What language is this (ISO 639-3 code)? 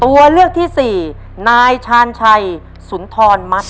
tha